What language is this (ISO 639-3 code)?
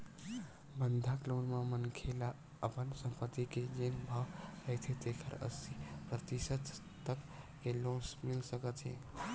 hne